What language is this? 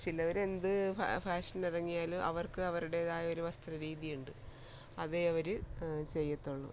Malayalam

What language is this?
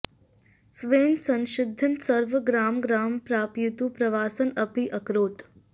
Sanskrit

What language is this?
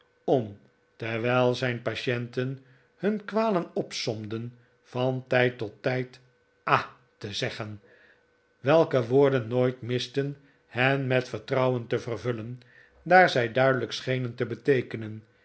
Dutch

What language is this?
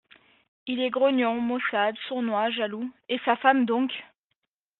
French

